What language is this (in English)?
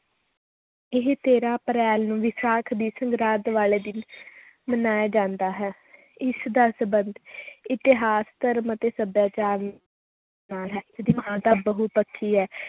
Punjabi